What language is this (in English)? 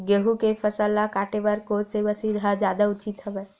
Chhattisgarhi